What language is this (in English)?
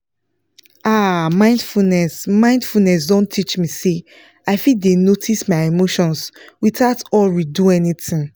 Nigerian Pidgin